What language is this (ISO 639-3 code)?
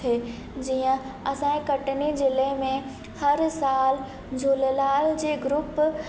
snd